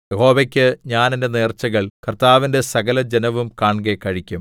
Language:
Malayalam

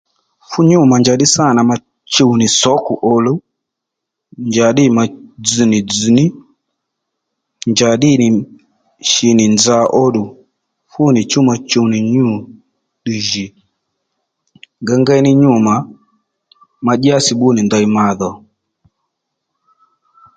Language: Lendu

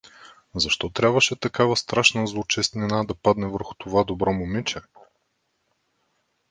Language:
Bulgarian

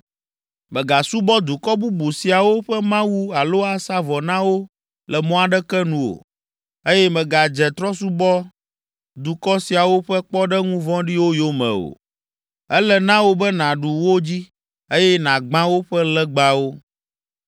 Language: Ewe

